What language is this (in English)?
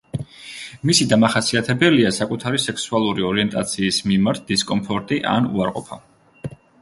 Georgian